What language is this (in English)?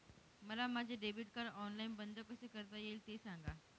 Marathi